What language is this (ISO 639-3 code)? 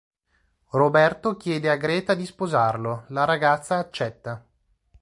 ita